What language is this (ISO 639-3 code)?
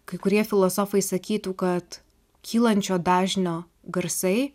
lit